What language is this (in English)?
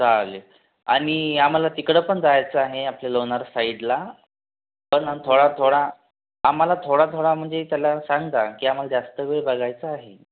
Marathi